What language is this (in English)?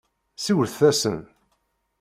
Kabyle